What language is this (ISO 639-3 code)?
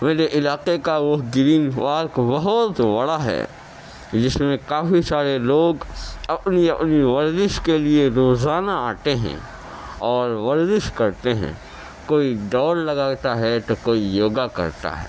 urd